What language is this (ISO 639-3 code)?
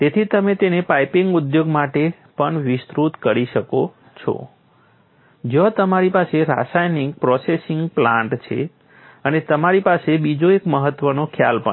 guj